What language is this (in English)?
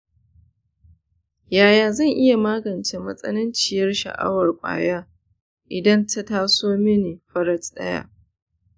Hausa